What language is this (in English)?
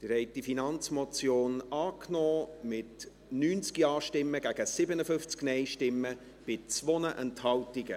Swiss German